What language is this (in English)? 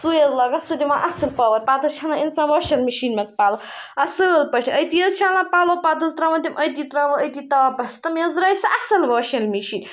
Kashmiri